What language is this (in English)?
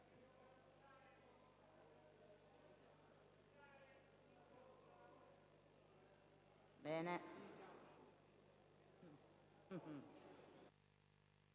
Italian